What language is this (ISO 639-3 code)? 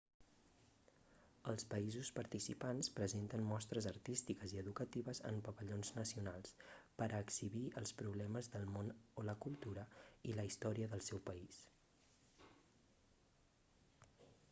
cat